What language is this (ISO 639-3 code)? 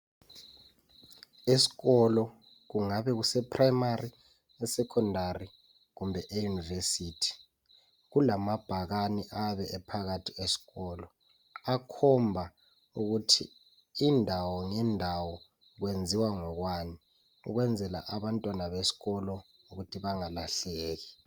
nde